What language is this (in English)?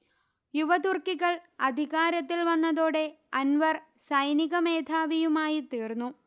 Malayalam